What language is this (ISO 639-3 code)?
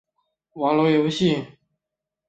zho